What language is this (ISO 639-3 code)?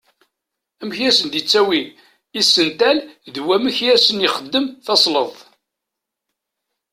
kab